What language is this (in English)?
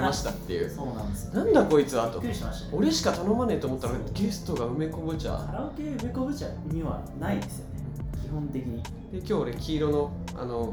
Japanese